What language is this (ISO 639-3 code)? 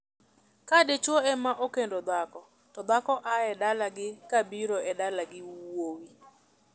luo